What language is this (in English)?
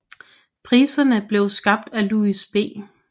Danish